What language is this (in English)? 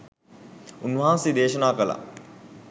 Sinhala